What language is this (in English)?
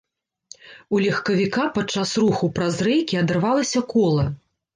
Belarusian